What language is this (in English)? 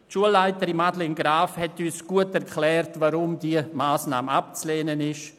Swiss German